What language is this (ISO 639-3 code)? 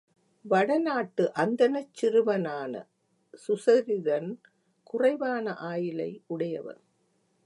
tam